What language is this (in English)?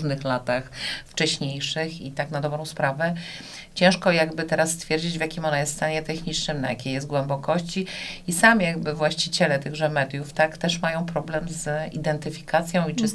Polish